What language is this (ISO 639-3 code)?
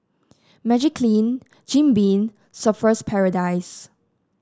eng